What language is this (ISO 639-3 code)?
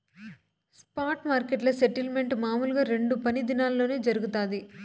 tel